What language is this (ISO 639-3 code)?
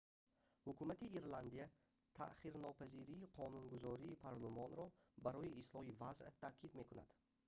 tgk